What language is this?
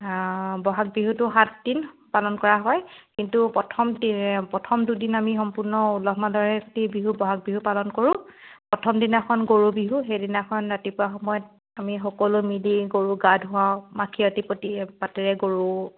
Assamese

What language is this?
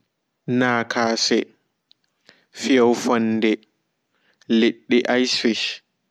Fula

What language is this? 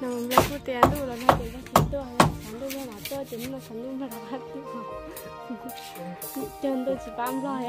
Thai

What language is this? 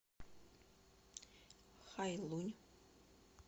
Russian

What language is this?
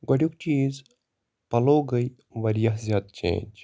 Kashmiri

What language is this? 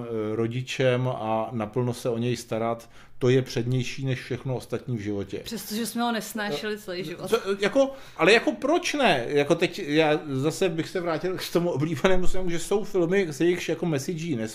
Czech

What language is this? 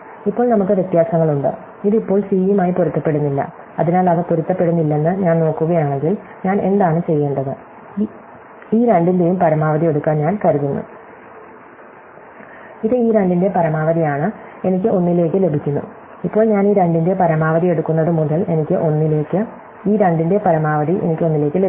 Malayalam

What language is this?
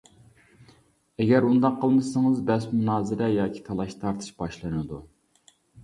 Uyghur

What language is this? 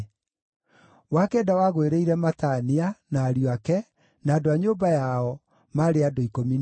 Kikuyu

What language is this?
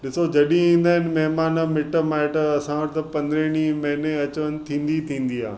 Sindhi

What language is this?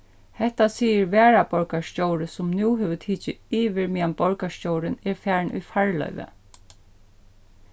Faroese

